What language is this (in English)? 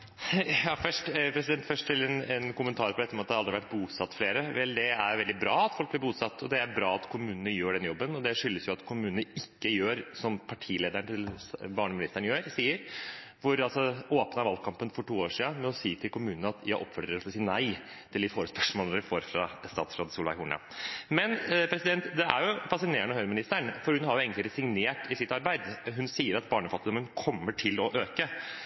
Norwegian Bokmål